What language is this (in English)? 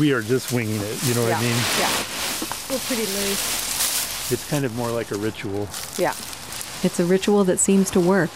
English